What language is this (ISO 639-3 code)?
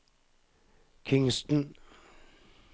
nor